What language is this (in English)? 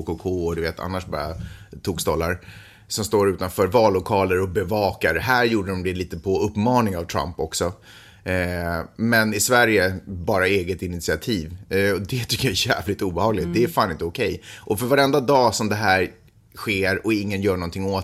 Swedish